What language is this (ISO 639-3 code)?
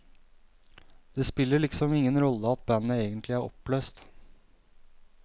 nor